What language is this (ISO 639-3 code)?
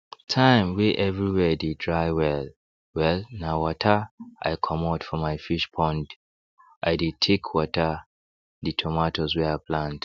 pcm